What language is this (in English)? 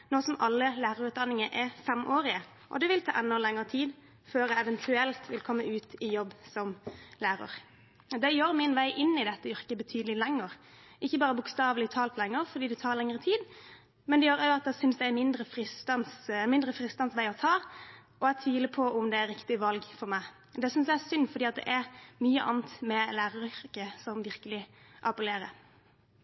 Norwegian Bokmål